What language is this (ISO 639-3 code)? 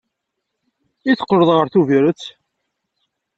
kab